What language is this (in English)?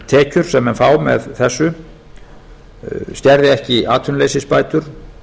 Icelandic